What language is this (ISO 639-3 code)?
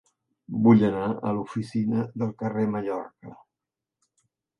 cat